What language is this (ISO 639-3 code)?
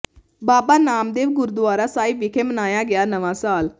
pan